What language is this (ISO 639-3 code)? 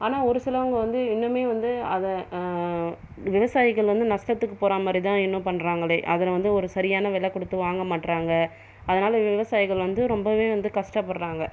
tam